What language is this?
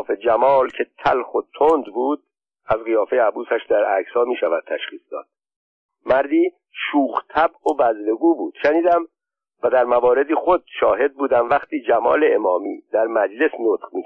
Persian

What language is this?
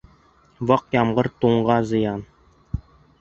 Bashkir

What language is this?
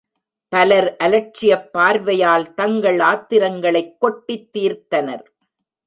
Tamil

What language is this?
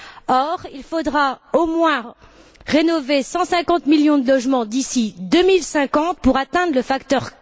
French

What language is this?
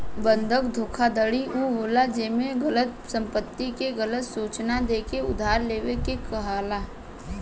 Bhojpuri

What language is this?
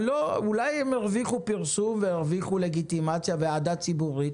Hebrew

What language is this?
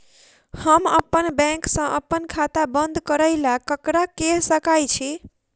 Maithili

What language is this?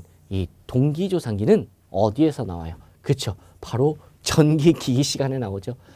Korean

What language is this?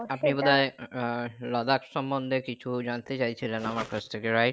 Bangla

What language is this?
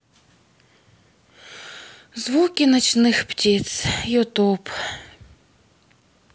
Russian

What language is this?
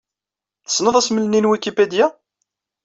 Kabyle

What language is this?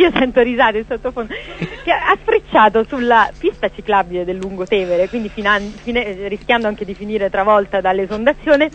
Italian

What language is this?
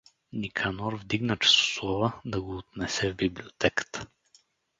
Bulgarian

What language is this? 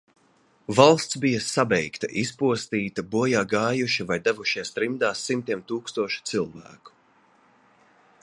Latvian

